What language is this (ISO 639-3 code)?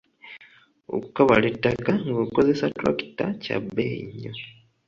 lug